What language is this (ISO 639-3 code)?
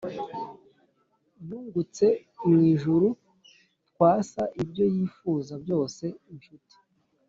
kin